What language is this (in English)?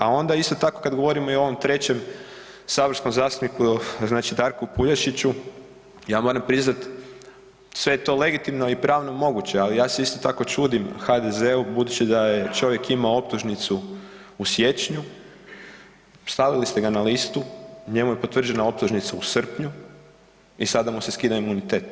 Croatian